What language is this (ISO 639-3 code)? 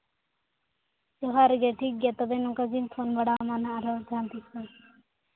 sat